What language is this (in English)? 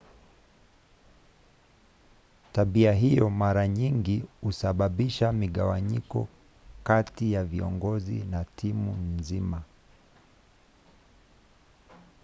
Swahili